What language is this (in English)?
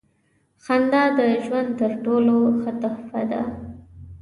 Pashto